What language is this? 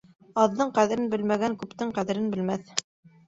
Bashkir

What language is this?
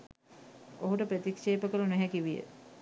Sinhala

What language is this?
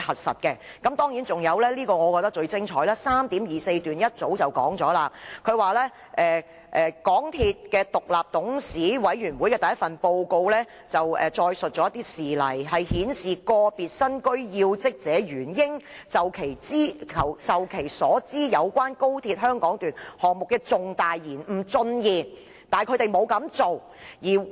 Cantonese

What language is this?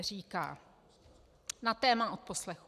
Czech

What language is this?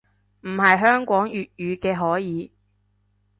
Cantonese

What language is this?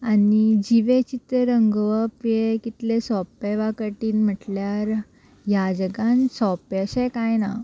Konkani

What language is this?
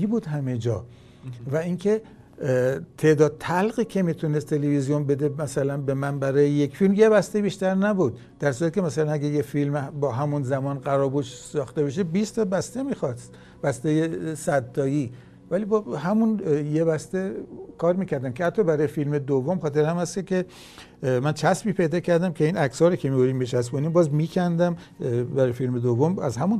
Persian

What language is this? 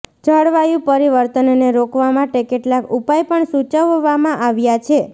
Gujarati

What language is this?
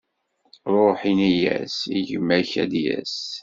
Kabyle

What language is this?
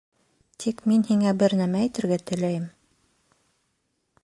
Bashkir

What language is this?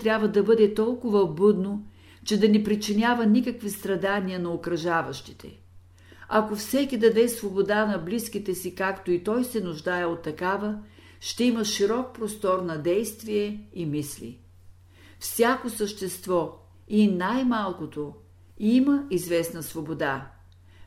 Bulgarian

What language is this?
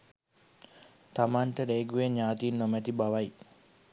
Sinhala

